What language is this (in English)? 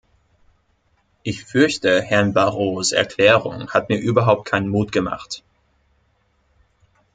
German